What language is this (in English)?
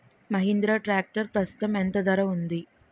Telugu